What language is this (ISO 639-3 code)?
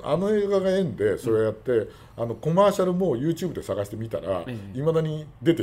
jpn